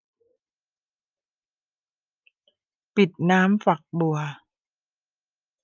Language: Thai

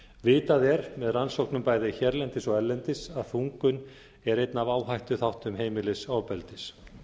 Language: Icelandic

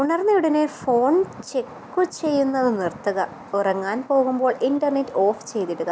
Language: Malayalam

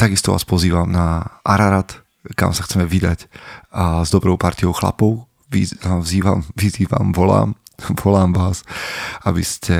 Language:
Slovak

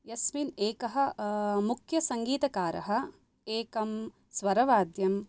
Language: Sanskrit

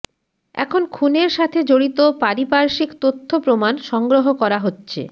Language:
Bangla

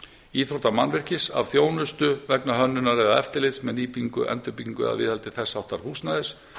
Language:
Icelandic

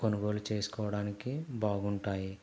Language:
Telugu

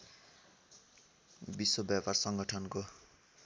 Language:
Nepali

